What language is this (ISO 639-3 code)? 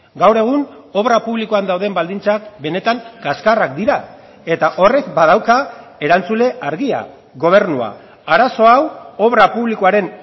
eus